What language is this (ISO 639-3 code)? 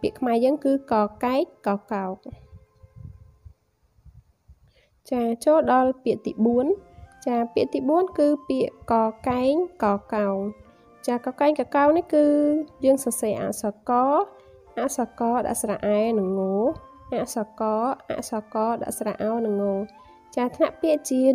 vie